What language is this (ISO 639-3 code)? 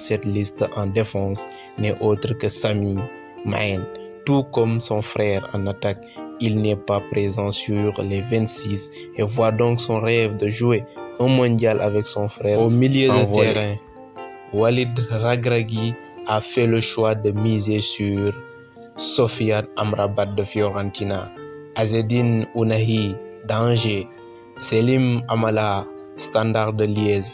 fra